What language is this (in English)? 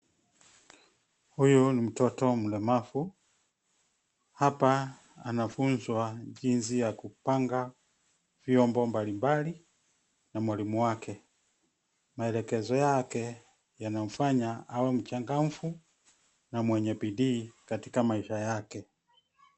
Swahili